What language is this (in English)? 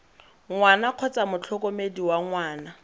Tswana